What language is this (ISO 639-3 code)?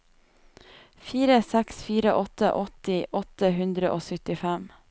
nor